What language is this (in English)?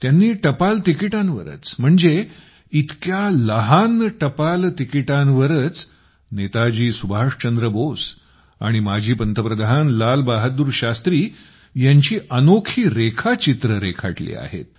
Marathi